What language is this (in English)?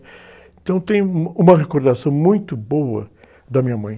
Portuguese